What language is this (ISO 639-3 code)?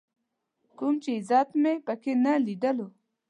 pus